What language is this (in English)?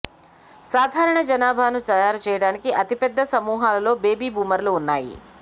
Telugu